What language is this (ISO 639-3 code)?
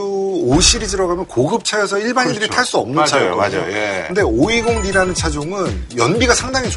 kor